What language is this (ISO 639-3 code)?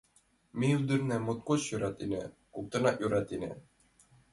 chm